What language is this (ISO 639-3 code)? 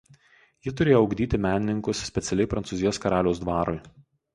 lit